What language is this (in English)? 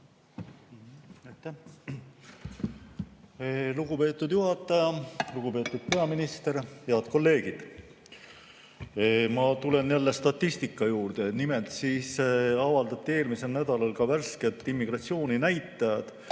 Estonian